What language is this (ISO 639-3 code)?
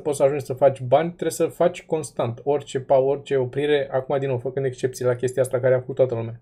ron